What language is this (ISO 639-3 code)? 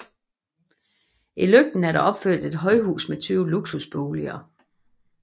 dan